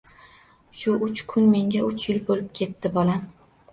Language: Uzbek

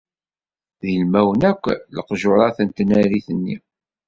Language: Kabyle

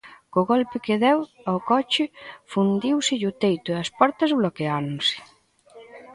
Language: Galician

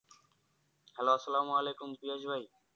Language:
Bangla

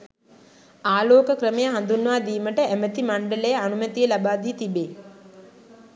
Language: Sinhala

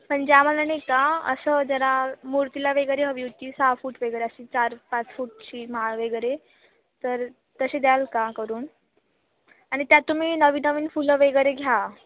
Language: Marathi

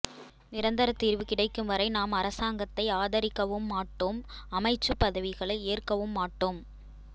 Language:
Tamil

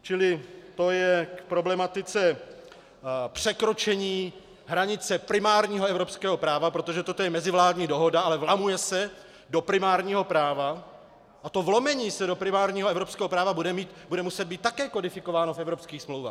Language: Czech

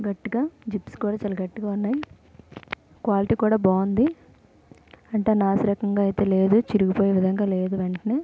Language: Telugu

